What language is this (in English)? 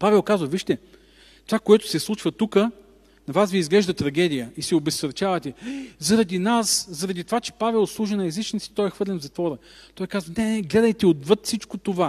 Bulgarian